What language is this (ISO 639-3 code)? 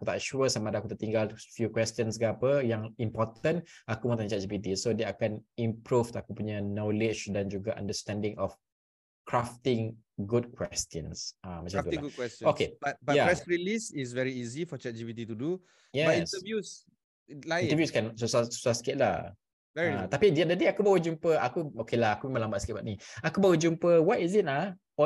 msa